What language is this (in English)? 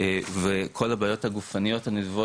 Hebrew